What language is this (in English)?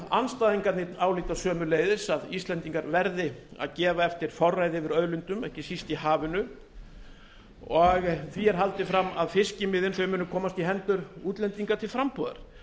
Icelandic